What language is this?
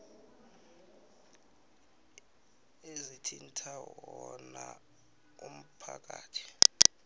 South Ndebele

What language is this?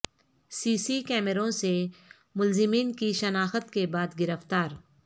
Urdu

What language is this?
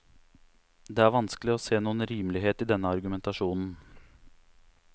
Norwegian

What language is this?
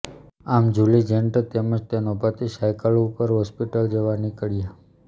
Gujarati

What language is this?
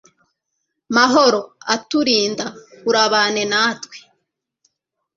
Kinyarwanda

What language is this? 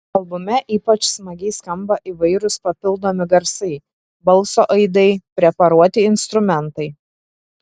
Lithuanian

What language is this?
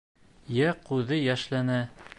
Bashkir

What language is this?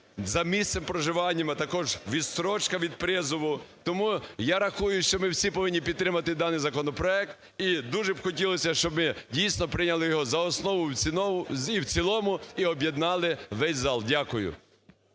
Ukrainian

